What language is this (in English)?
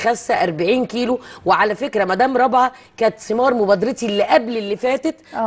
Arabic